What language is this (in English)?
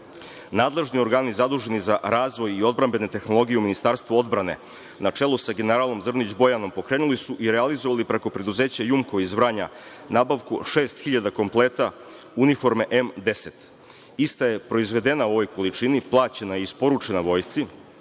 Serbian